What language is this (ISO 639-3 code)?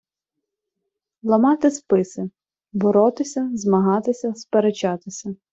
ukr